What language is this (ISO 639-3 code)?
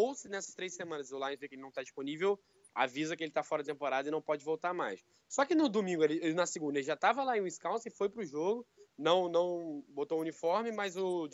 por